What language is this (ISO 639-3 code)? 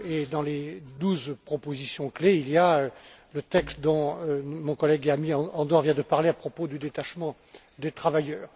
fra